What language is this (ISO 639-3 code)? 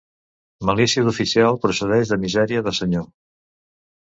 cat